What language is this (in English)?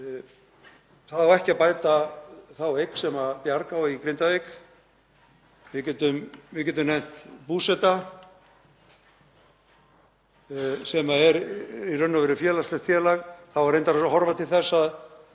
Icelandic